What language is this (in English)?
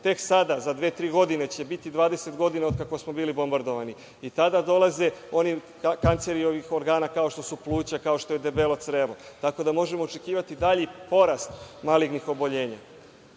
Serbian